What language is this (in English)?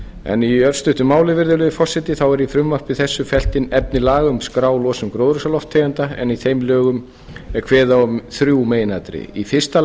Icelandic